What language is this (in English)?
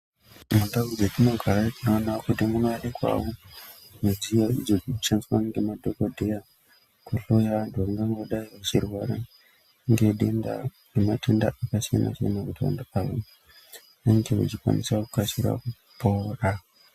Ndau